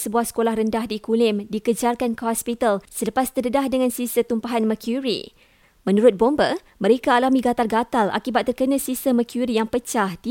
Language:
Malay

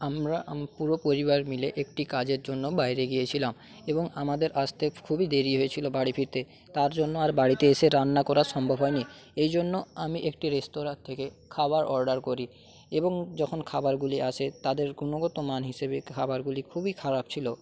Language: Bangla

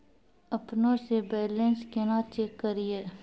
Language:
Maithili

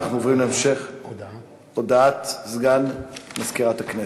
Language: Hebrew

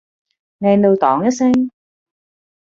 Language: Cantonese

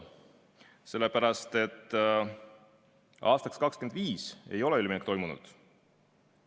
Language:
Estonian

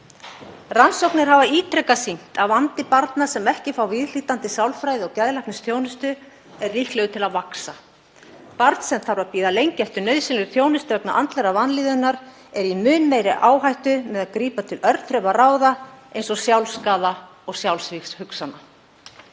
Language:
Icelandic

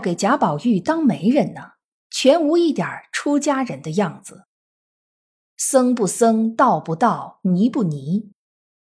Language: Chinese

